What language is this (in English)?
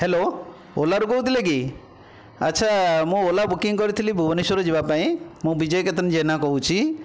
Odia